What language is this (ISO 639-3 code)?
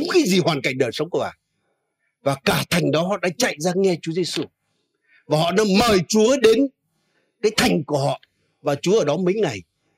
vie